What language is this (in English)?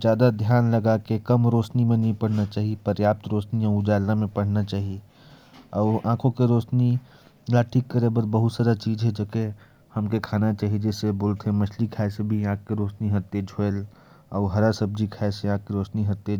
Korwa